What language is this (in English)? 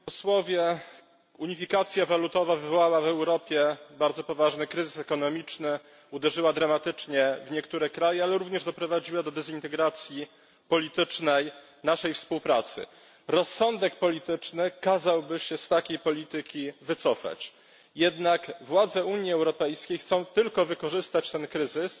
Polish